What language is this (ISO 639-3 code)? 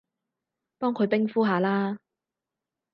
yue